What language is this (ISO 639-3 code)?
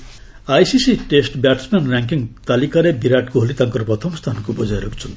ori